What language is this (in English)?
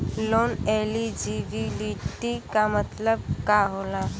Bhojpuri